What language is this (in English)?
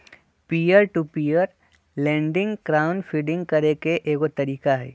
Magahi